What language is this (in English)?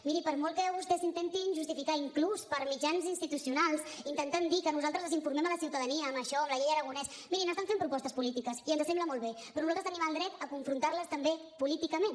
Catalan